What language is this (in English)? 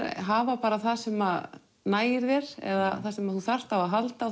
Icelandic